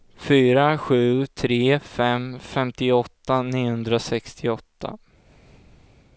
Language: Swedish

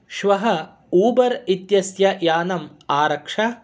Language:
Sanskrit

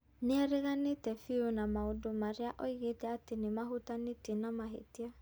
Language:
Kikuyu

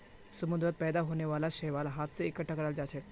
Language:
Magahi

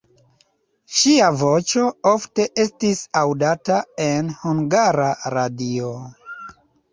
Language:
Esperanto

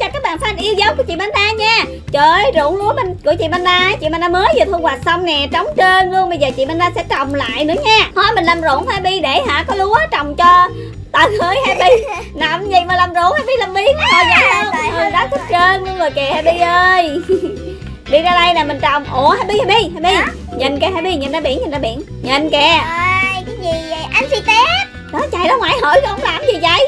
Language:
Vietnamese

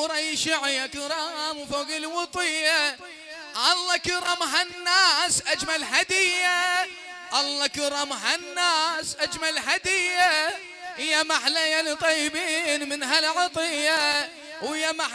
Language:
Arabic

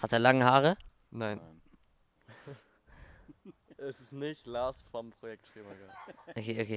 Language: German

